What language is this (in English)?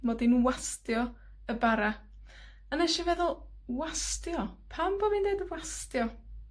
Welsh